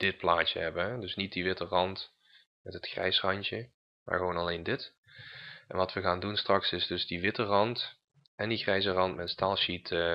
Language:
Dutch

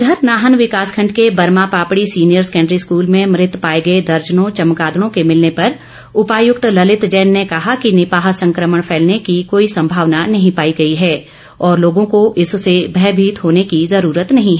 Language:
Hindi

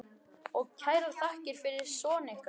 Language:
Icelandic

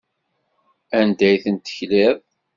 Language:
Kabyle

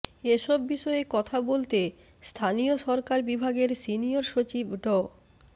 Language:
Bangla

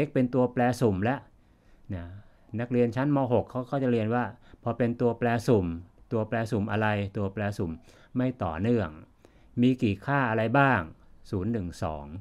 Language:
Thai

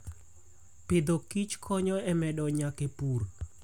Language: Luo (Kenya and Tanzania)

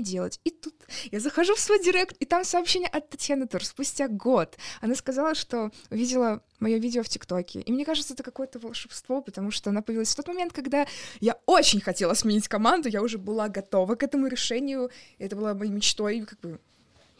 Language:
Russian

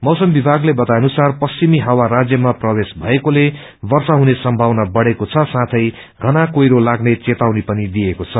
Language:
Nepali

